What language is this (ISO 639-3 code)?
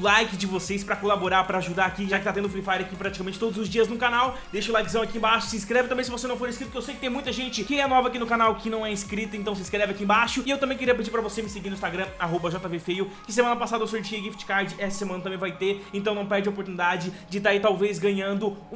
por